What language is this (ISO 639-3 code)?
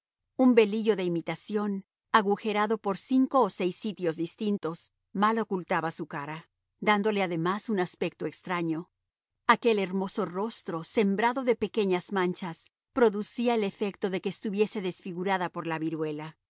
spa